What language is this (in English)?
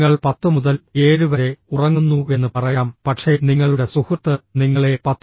Malayalam